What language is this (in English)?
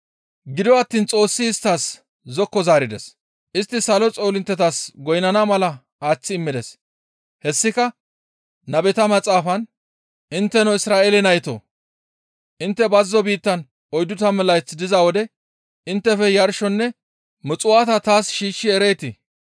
Gamo